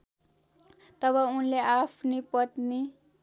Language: Nepali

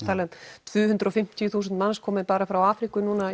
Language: Icelandic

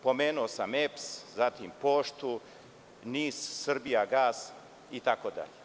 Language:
Serbian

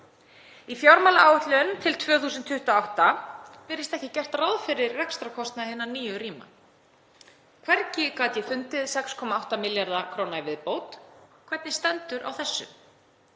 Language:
Icelandic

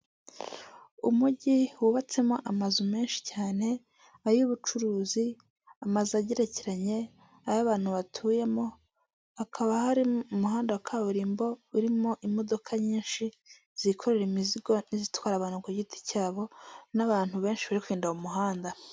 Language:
Kinyarwanda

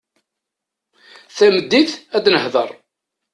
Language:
Kabyle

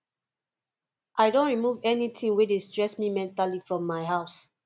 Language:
Nigerian Pidgin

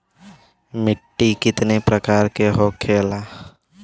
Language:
Bhojpuri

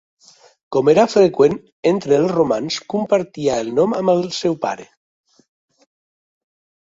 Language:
Catalan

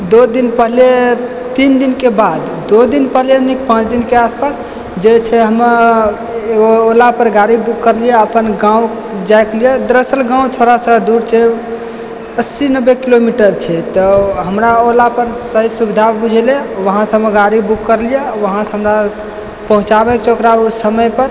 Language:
Maithili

